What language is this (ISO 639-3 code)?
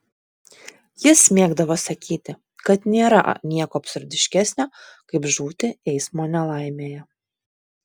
lit